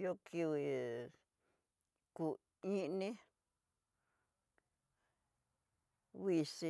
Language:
Tidaá Mixtec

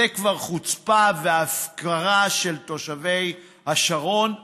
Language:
Hebrew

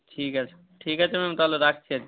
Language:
Bangla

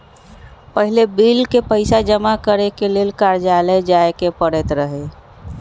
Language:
Magahi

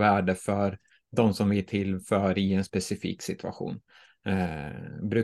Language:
Swedish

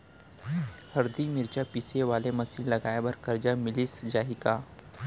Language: Chhattisgarhi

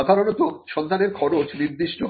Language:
Bangla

